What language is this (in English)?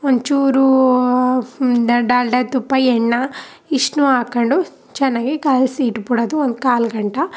Kannada